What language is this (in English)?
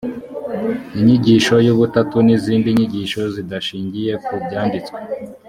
Kinyarwanda